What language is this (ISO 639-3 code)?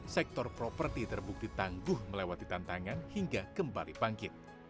ind